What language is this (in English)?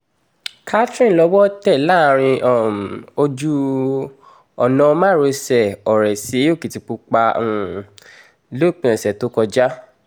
Yoruba